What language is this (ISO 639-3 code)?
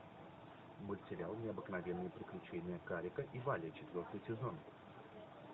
rus